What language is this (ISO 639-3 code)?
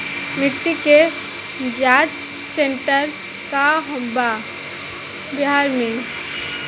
bho